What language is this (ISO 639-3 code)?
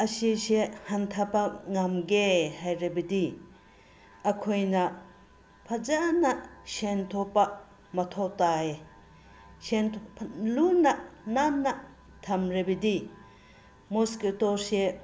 mni